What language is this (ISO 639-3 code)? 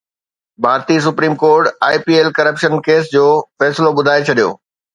snd